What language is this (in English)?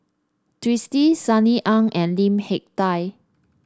English